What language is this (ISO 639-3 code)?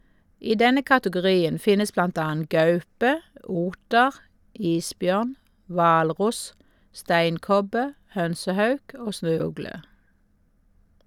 nor